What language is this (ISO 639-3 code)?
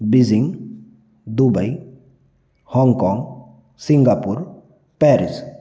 hin